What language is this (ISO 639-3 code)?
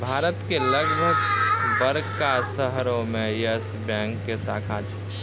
mai